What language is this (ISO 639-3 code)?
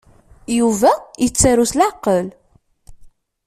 kab